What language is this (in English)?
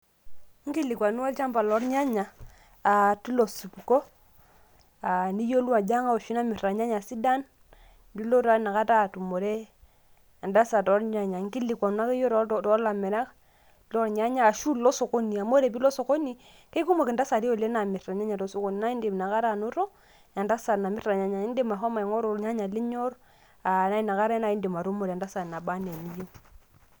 Masai